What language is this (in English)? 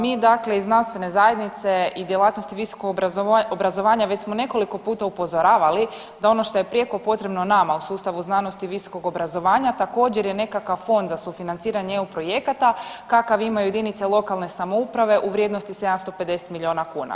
Croatian